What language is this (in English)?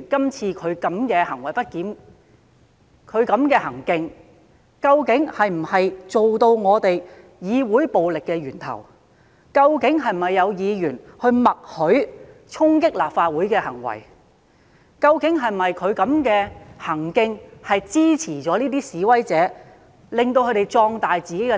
Cantonese